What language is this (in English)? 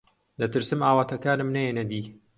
Central Kurdish